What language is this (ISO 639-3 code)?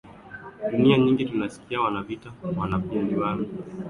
swa